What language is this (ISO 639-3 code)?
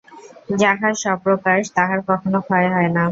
ben